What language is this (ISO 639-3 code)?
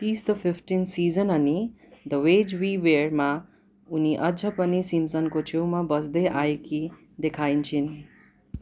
nep